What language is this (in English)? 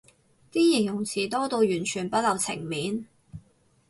Cantonese